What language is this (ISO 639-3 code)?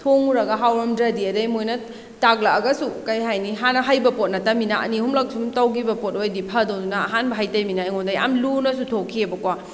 mni